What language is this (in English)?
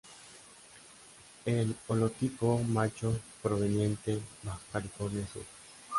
Spanish